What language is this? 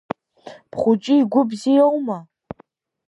Abkhazian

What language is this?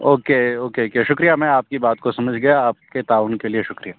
Urdu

